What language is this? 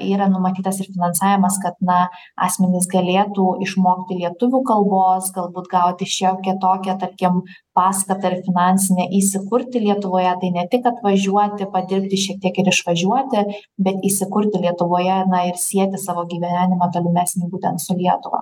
Lithuanian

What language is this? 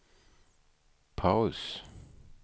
Swedish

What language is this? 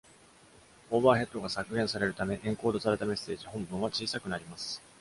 Japanese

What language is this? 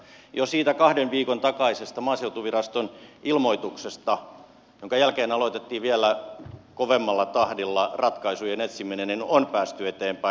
Finnish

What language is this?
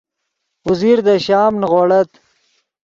Yidgha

